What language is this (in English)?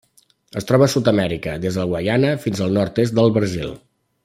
Catalan